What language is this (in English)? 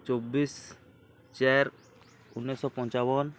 Odia